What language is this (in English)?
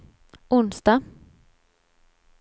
Swedish